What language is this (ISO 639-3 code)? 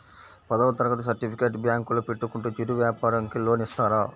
tel